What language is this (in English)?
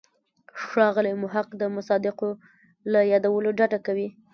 Pashto